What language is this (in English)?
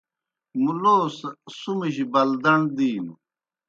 Kohistani Shina